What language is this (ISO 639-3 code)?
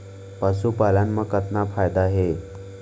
hne